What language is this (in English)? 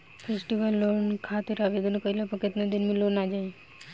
Bhojpuri